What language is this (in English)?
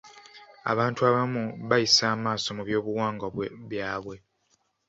Ganda